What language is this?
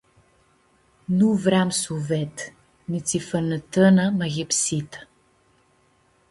Aromanian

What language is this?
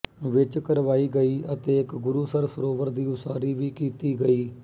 Punjabi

